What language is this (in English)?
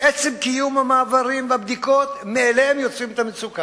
Hebrew